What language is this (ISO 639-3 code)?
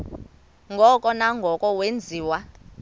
xho